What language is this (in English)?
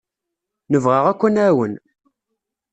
Kabyle